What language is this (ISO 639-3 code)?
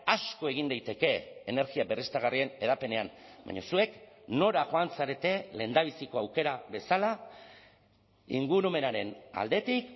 eus